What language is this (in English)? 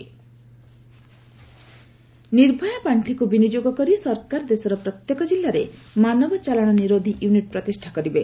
Odia